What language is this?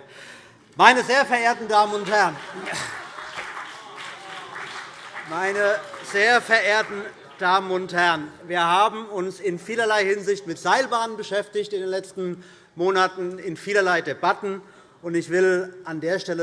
German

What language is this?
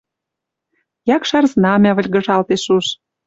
Western Mari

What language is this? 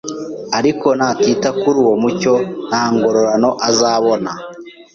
Kinyarwanda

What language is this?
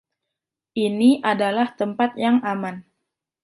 Indonesian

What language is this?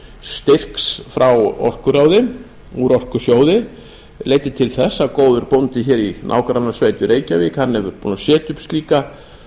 Icelandic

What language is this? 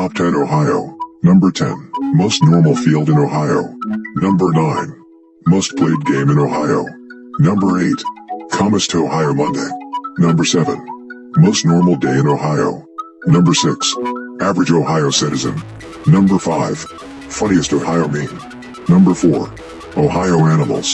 English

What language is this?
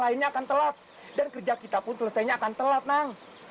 Indonesian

